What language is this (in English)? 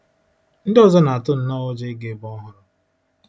Igbo